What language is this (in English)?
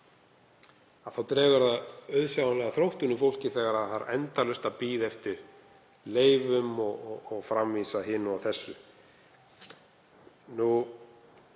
Icelandic